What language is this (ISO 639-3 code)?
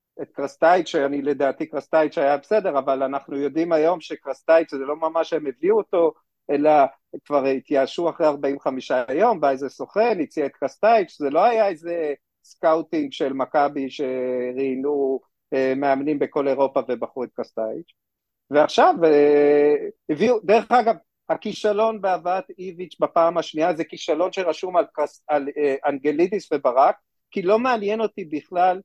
heb